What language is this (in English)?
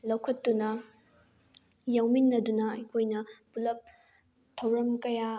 Manipuri